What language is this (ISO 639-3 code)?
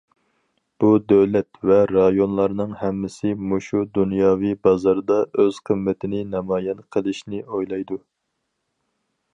uig